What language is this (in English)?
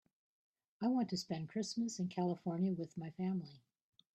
English